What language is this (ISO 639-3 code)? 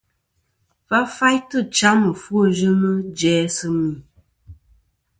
bkm